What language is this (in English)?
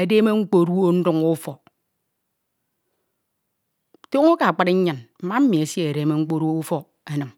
Ito